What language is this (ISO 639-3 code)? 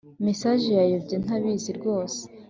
kin